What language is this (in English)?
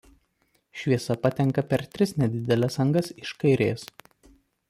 Lithuanian